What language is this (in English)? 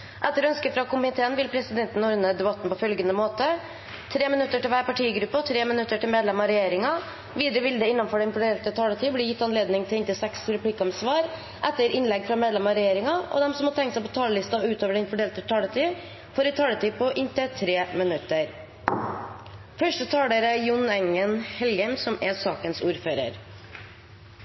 Norwegian Bokmål